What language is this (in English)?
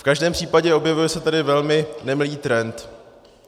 Czech